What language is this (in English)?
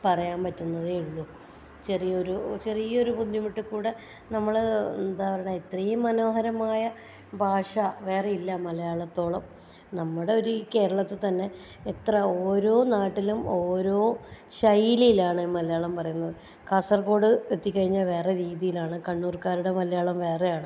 Malayalam